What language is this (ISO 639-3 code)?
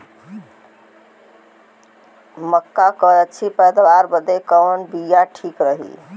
bho